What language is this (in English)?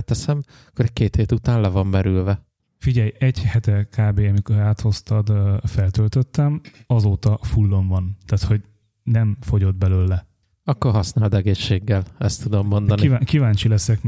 Hungarian